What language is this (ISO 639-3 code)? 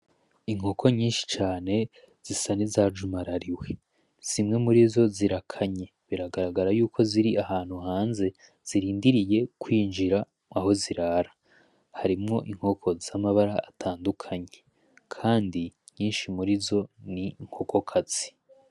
run